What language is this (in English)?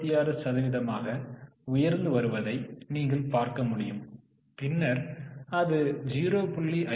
Tamil